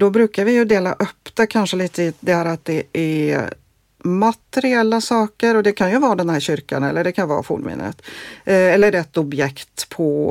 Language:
Swedish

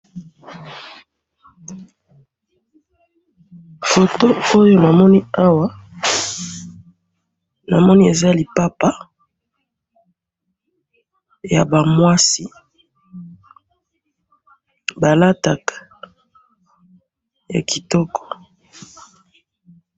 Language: Lingala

